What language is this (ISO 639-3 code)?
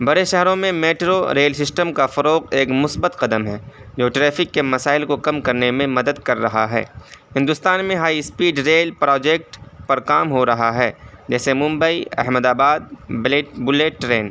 urd